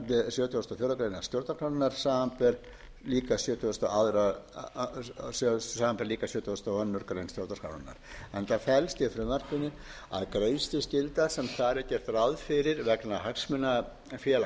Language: Icelandic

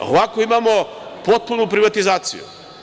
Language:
Serbian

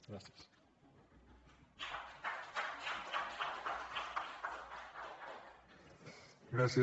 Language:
Catalan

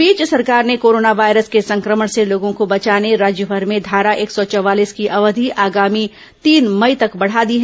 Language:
Hindi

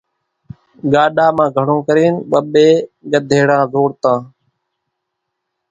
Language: Kachi Koli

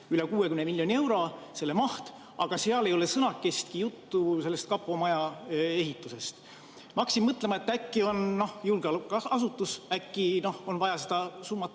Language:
Estonian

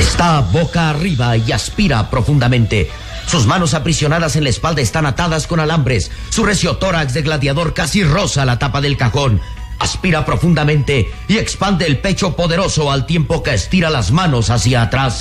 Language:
Spanish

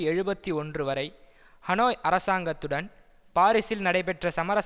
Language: Tamil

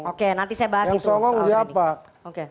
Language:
Indonesian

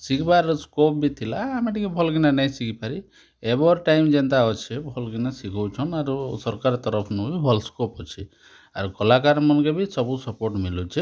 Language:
Odia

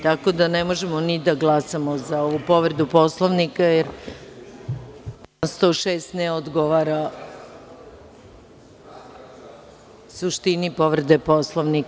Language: Serbian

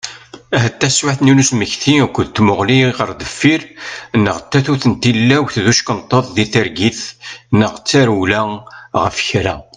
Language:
Kabyle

